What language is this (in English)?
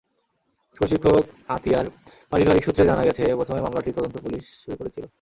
Bangla